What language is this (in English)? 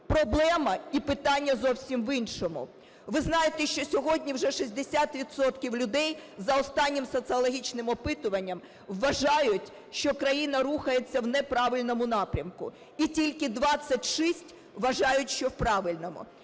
Ukrainian